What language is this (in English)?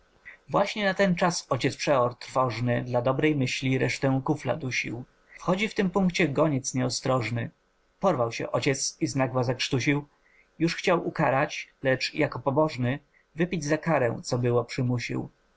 Polish